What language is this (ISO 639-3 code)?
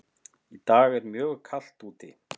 isl